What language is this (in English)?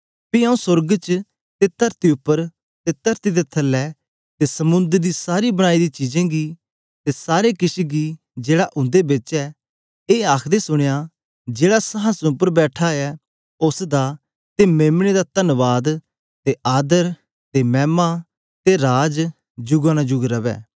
Dogri